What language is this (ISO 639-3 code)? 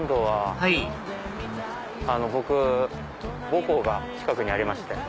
jpn